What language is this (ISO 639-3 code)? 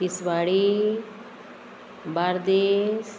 kok